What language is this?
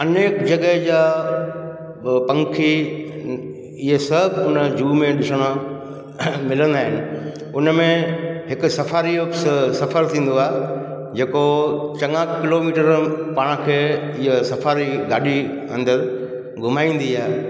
Sindhi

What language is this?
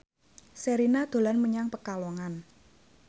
Javanese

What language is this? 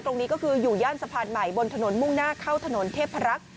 Thai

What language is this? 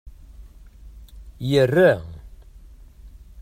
Kabyle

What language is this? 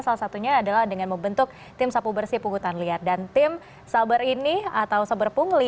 Indonesian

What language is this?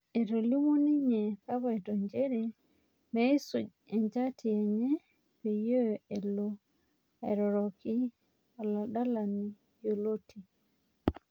Masai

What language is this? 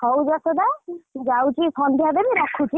Odia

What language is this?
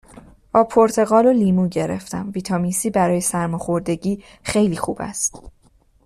Persian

